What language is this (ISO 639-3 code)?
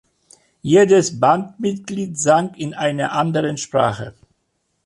deu